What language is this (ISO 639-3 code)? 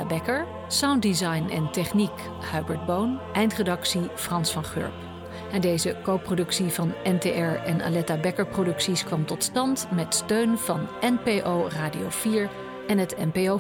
nld